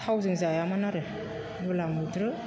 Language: Bodo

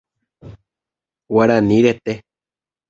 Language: Guarani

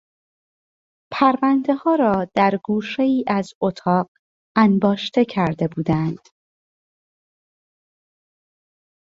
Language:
Persian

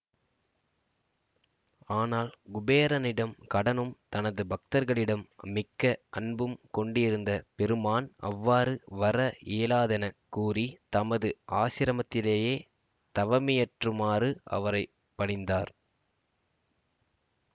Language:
Tamil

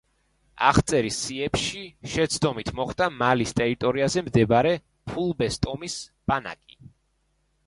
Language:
Georgian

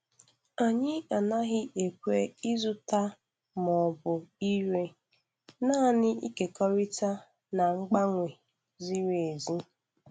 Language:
Igbo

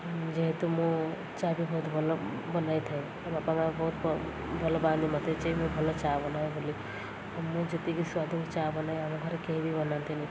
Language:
Odia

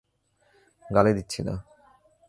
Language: Bangla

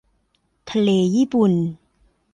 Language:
Thai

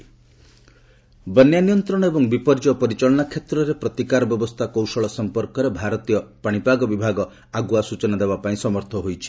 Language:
Odia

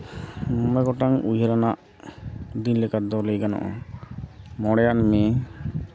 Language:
Santali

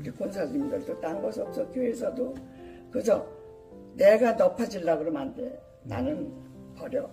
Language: Korean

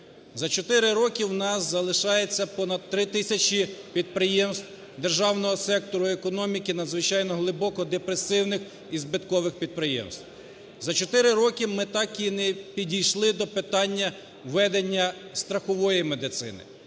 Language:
Ukrainian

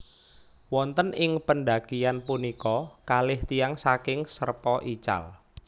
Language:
Javanese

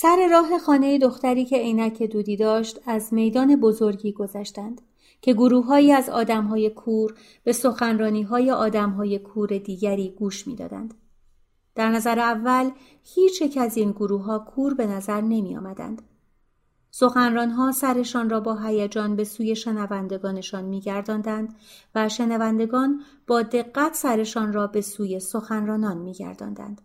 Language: Persian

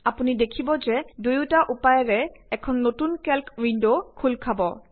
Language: Assamese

